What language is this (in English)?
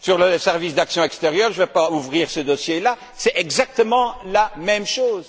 French